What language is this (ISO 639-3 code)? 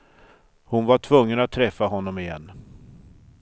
swe